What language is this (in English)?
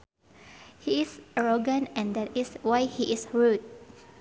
Sundanese